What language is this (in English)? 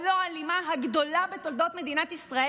Hebrew